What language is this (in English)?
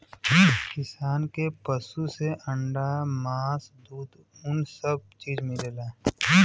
Bhojpuri